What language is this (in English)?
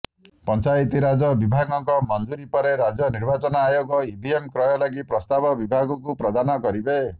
Odia